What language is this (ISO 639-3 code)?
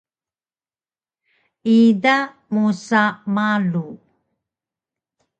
trv